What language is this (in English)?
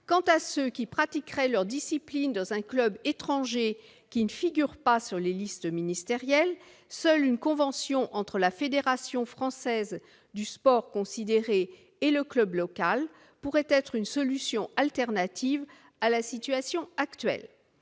French